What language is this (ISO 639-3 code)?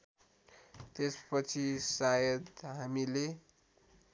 nep